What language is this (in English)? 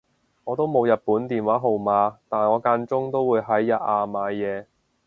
Cantonese